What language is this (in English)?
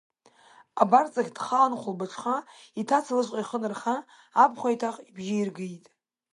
Abkhazian